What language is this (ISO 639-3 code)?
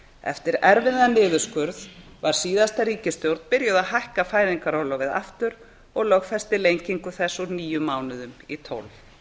isl